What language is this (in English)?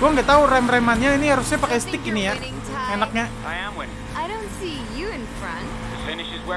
Indonesian